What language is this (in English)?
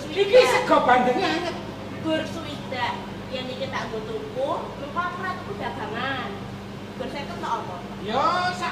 Indonesian